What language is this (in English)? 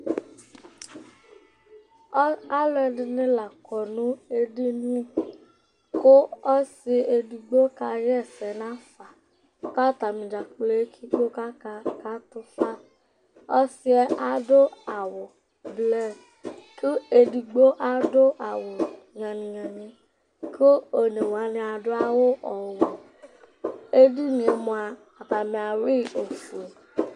Ikposo